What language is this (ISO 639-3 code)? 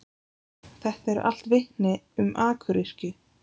isl